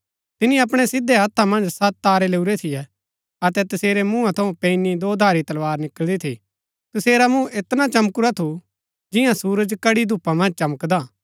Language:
Gaddi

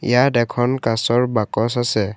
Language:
Assamese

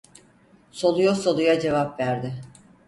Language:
Turkish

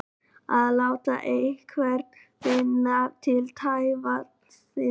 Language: Icelandic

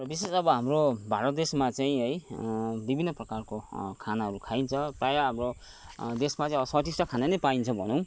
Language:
Nepali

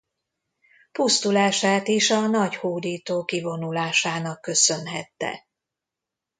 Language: Hungarian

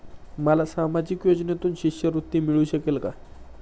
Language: Marathi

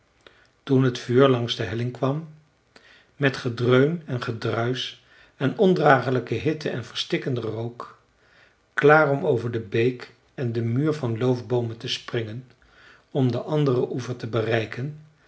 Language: Dutch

